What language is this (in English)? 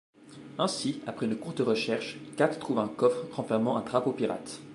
French